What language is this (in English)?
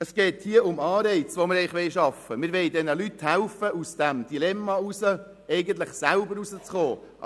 Swiss German